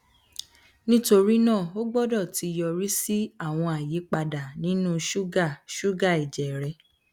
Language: Yoruba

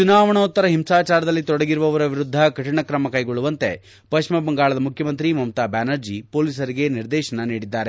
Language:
Kannada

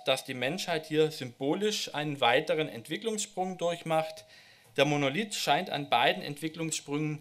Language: German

